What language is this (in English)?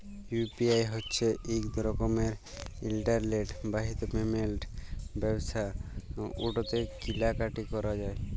Bangla